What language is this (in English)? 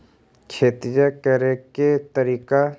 Magahi